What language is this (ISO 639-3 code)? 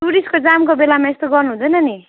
nep